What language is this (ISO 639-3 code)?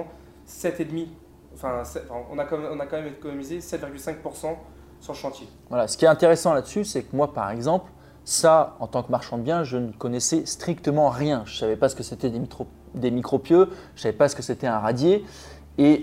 fra